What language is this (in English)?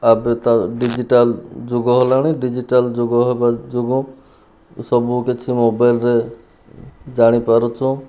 Odia